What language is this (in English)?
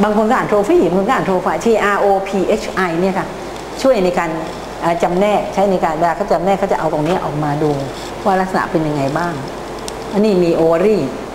Thai